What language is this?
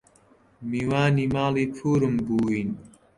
Central Kurdish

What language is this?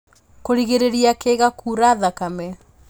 Kikuyu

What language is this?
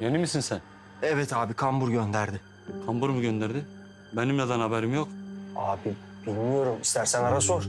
Turkish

